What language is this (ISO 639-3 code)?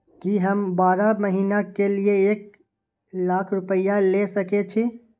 mai